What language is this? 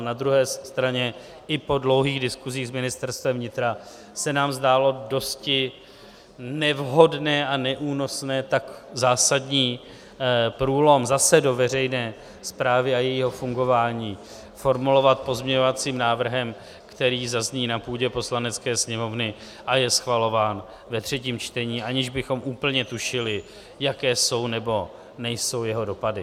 Czech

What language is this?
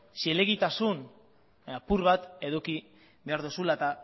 Basque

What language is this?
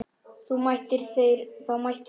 Icelandic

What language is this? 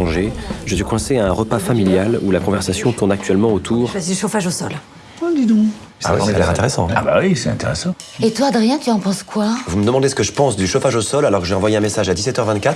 French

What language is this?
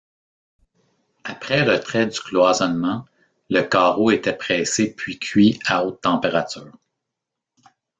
French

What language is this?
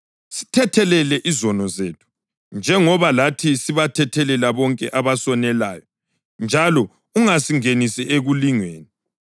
North Ndebele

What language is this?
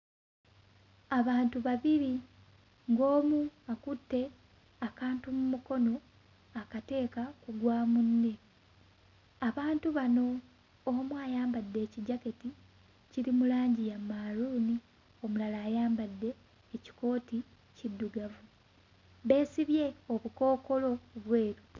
Ganda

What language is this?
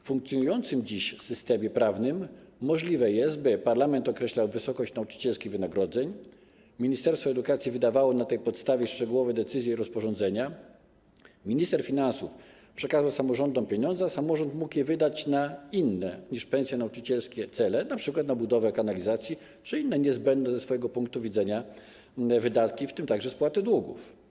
Polish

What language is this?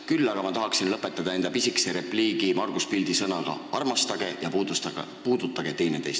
Estonian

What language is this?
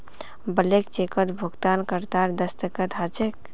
Magahi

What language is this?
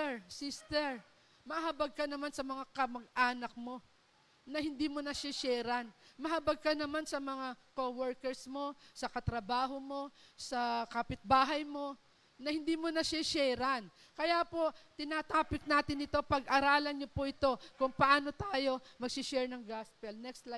Filipino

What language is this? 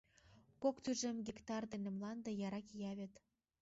Mari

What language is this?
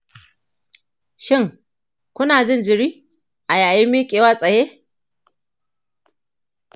Hausa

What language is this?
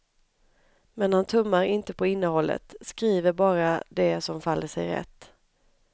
Swedish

